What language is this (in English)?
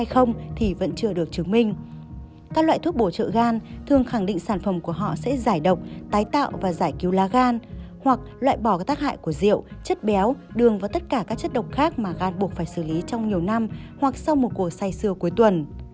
Vietnamese